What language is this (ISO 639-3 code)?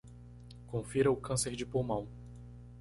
por